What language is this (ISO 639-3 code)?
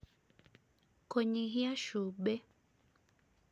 kik